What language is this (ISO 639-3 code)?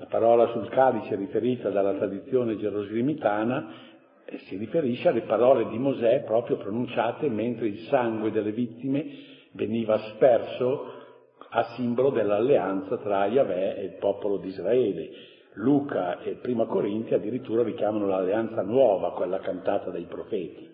ita